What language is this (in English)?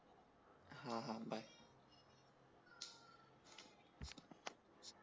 Marathi